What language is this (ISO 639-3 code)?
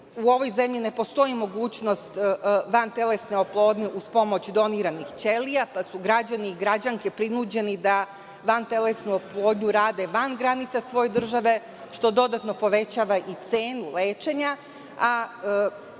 srp